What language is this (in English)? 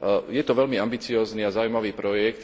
Slovak